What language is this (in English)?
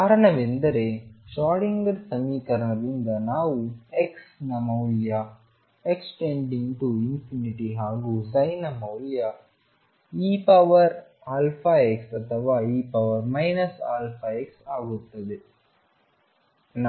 Kannada